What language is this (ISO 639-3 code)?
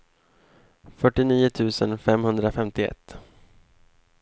swe